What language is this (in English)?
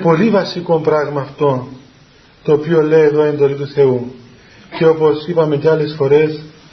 Greek